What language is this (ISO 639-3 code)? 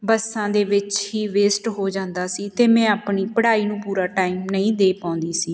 pan